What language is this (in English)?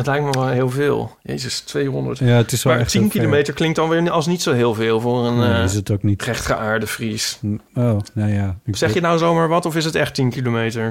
Dutch